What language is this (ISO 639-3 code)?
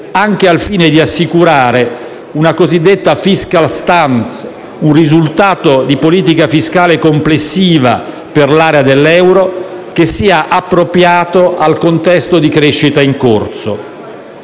ita